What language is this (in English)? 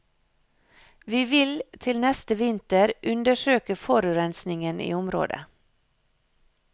Norwegian